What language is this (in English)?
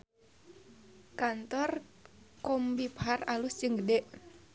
Sundanese